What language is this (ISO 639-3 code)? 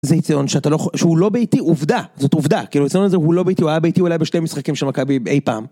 heb